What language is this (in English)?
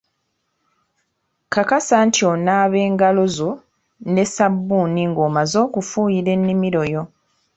Ganda